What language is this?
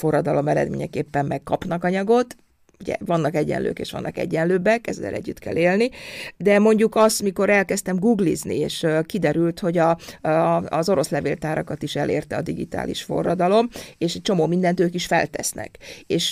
Hungarian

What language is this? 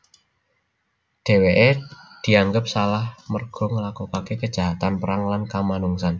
Javanese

